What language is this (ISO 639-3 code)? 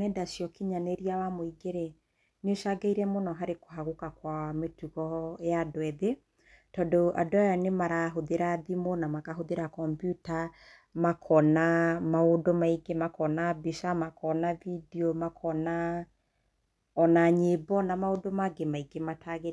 kik